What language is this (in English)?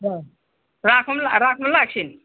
Nepali